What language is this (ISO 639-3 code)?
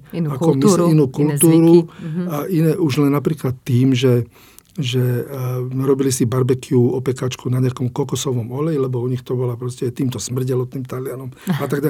slk